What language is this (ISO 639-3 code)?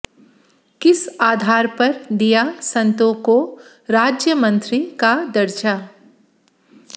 hin